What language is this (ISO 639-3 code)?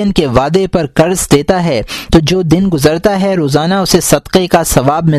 urd